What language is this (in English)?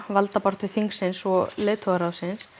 Icelandic